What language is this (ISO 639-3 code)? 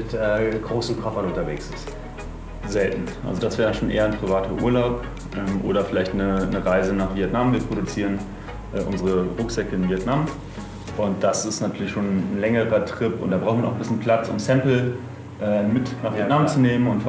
deu